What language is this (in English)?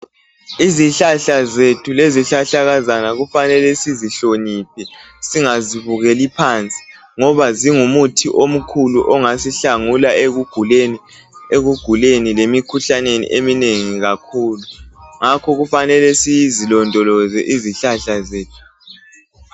North Ndebele